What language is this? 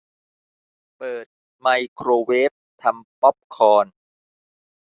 Thai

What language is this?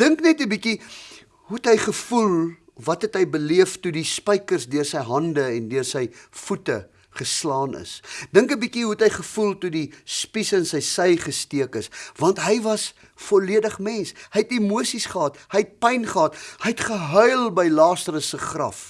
Dutch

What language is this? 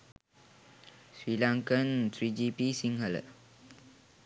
Sinhala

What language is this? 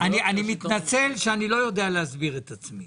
Hebrew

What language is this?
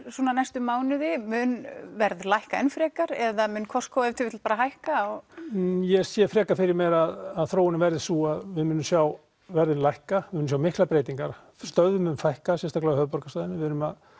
Icelandic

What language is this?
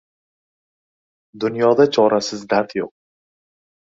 Uzbek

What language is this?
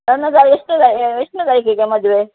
Kannada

